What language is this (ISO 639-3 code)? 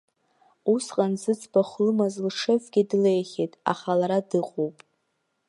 abk